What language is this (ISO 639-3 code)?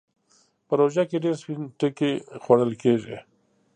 pus